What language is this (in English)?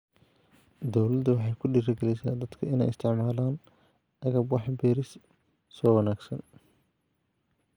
Somali